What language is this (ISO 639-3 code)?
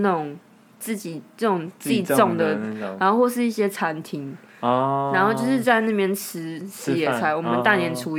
zho